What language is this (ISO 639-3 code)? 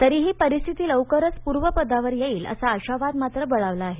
mar